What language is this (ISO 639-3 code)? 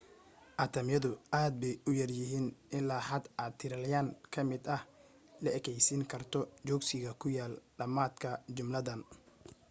som